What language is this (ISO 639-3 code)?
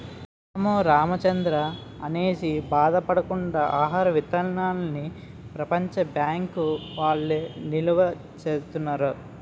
tel